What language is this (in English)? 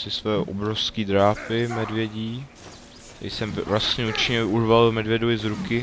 Czech